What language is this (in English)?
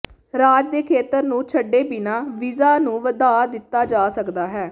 Punjabi